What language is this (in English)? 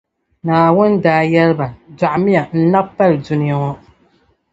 Dagbani